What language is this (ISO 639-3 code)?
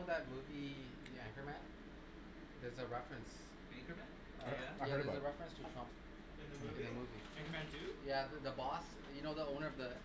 eng